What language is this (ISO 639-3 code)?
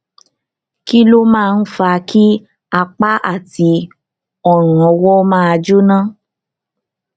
yor